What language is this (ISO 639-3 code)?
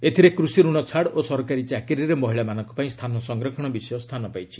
ori